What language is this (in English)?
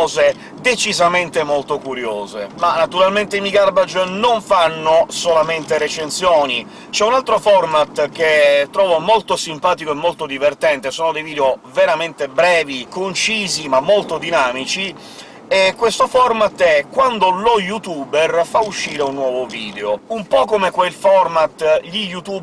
Italian